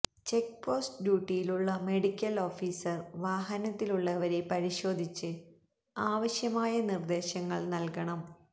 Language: Malayalam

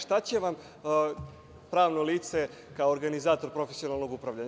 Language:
Serbian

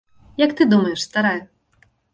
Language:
Belarusian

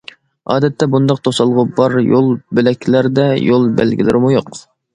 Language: Uyghur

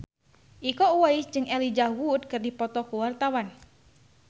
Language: Sundanese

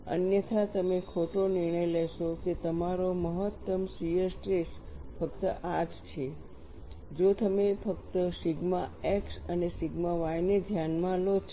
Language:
Gujarati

